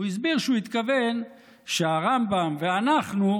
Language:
Hebrew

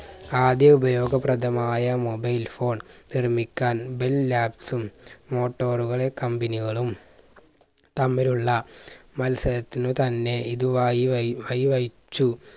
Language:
Malayalam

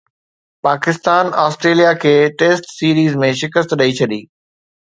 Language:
Sindhi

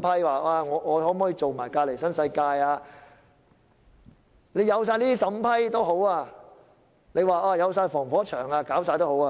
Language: Cantonese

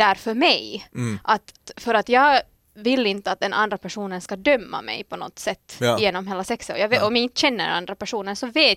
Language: Swedish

